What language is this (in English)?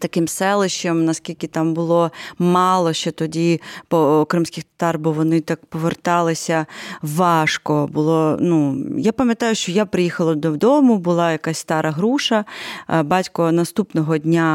Ukrainian